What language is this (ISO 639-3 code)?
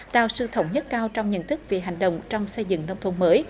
vie